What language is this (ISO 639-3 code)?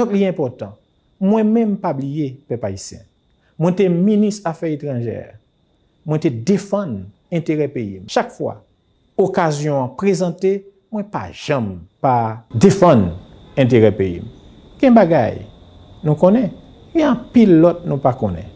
fra